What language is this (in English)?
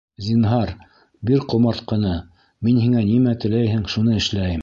Bashkir